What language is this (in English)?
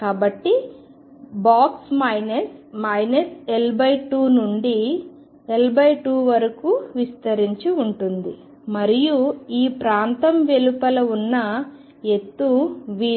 Telugu